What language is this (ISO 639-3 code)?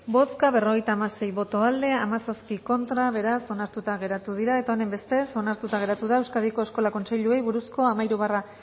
eus